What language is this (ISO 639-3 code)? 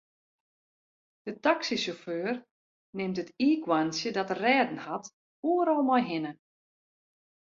fry